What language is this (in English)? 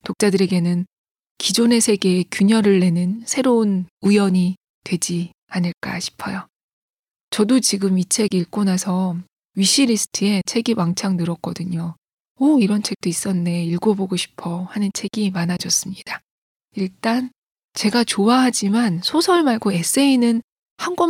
Korean